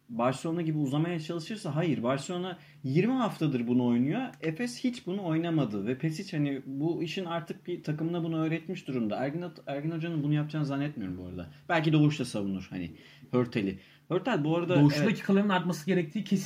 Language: Turkish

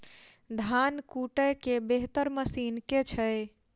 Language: Maithili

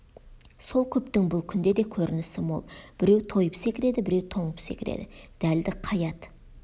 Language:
Kazakh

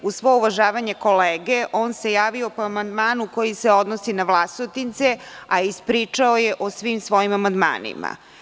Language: Serbian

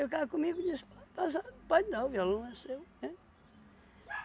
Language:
Portuguese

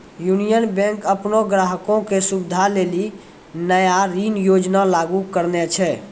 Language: Maithili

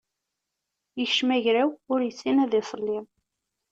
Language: Kabyle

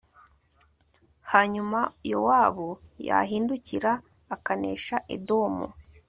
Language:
Kinyarwanda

